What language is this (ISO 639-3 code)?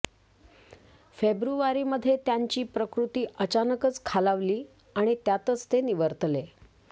mar